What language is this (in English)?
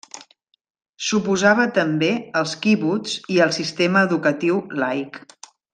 Catalan